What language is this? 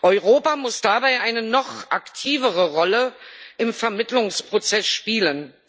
German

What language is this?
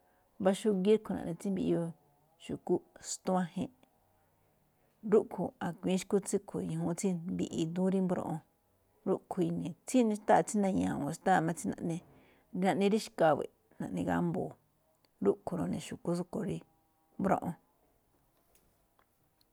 Malinaltepec Me'phaa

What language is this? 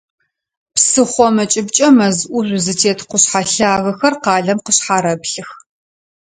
Adyghe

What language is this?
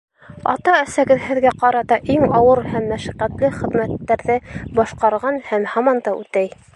Bashkir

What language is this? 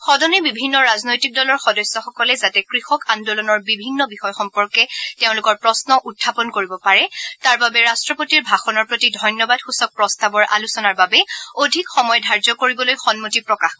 Assamese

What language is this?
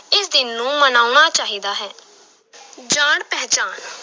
Punjabi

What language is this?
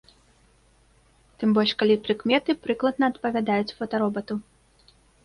Belarusian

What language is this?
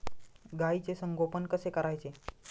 Marathi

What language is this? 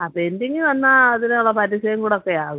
Malayalam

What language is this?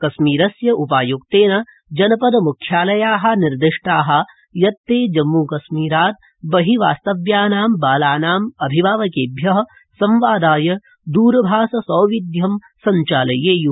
Sanskrit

